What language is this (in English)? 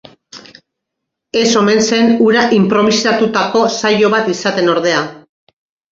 Basque